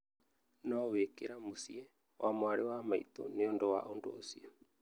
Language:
Kikuyu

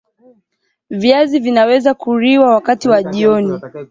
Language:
Swahili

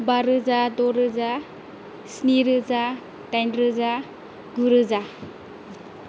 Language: Bodo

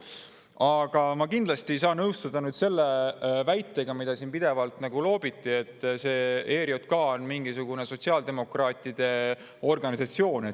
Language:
Estonian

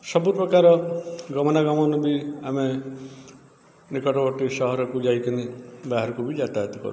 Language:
Odia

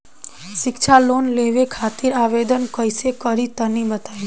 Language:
Bhojpuri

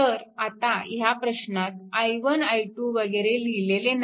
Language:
Marathi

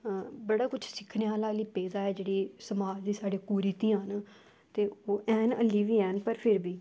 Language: Dogri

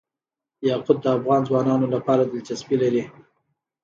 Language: Pashto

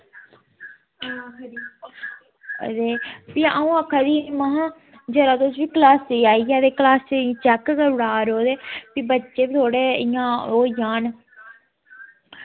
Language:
Dogri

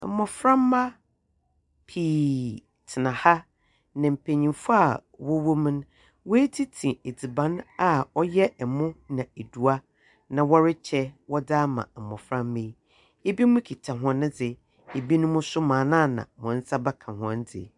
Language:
Akan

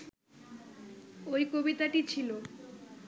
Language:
Bangla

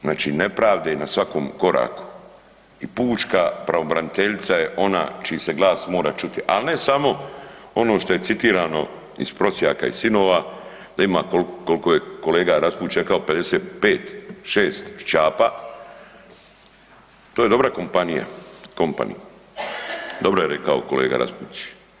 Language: Croatian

